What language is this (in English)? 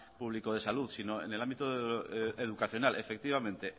Spanish